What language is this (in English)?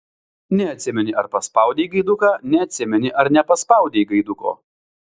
Lithuanian